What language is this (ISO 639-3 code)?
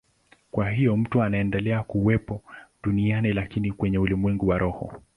swa